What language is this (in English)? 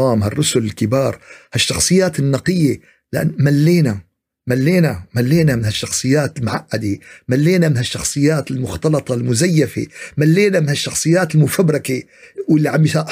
Arabic